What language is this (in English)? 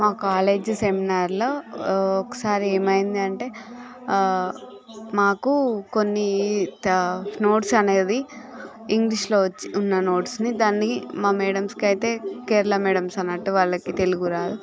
Telugu